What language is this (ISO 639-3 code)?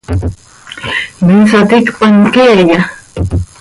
sei